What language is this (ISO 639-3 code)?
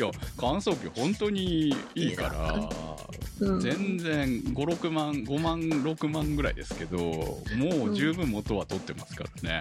jpn